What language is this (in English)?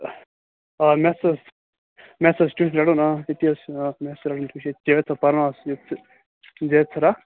Kashmiri